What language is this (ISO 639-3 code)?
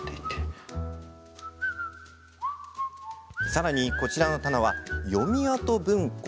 jpn